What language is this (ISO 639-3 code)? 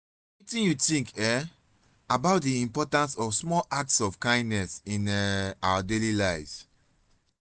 pcm